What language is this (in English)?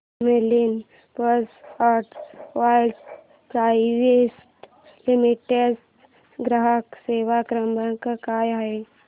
Marathi